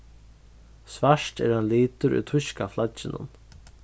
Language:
Faroese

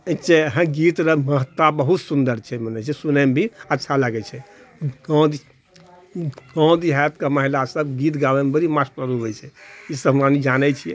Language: Maithili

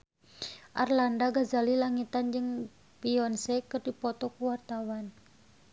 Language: Sundanese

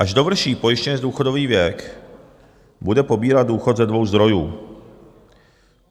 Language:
Czech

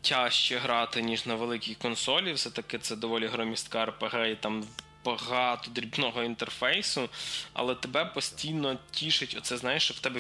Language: Ukrainian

